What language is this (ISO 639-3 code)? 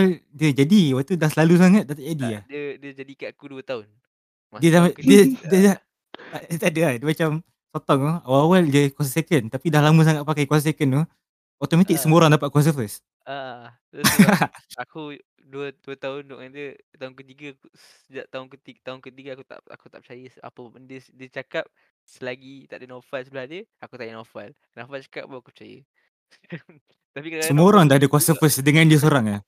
msa